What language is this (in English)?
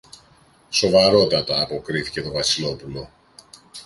Greek